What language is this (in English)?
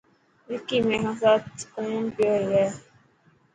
Dhatki